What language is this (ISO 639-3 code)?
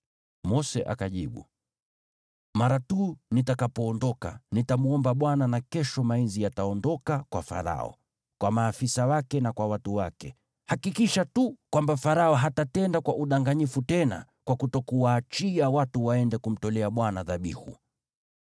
swa